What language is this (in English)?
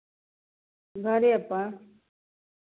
Maithili